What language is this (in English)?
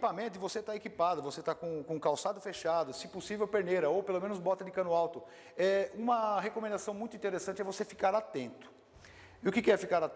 Portuguese